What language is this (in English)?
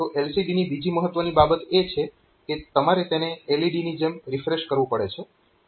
Gujarati